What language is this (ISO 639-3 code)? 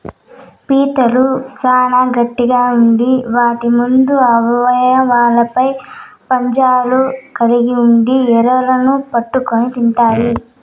tel